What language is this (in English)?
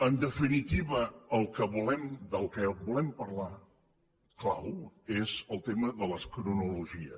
Catalan